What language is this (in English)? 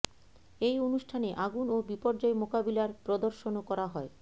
Bangla